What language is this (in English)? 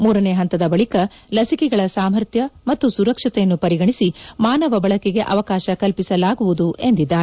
Kannada